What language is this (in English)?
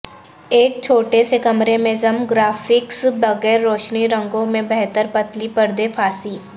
Urdu